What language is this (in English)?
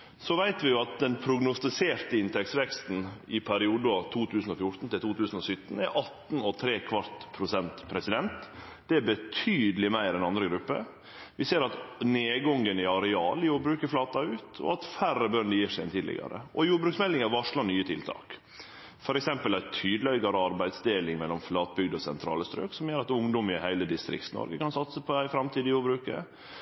Norwegian Nynorsk